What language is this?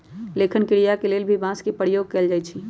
Magahi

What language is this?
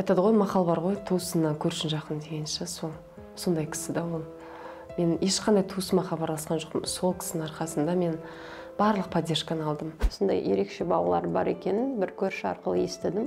Russian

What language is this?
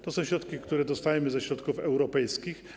Polish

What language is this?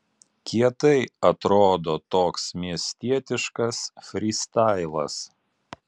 Lithuanian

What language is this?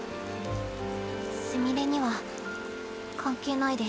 Japanese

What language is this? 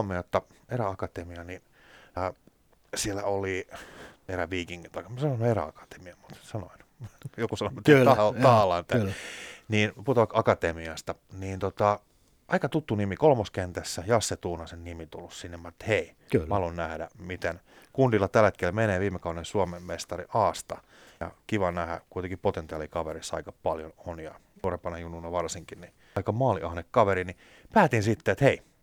Finnish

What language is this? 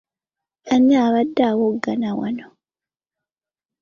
Ganda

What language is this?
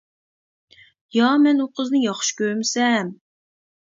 Uyghur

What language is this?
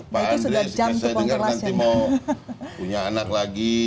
Indonesian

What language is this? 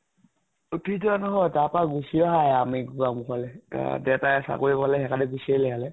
Assamese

